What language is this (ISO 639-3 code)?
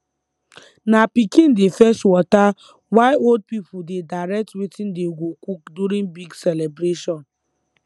pcm